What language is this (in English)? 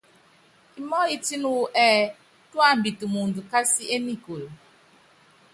Yangben